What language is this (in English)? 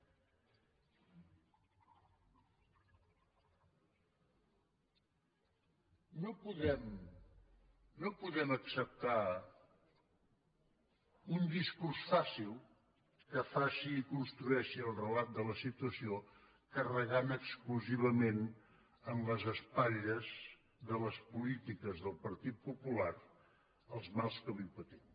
Catalan